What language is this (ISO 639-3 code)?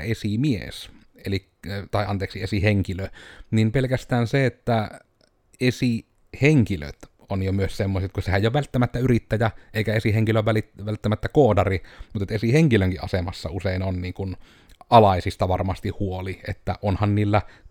fin